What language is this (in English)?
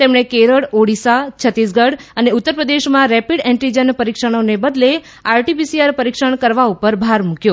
Gujarati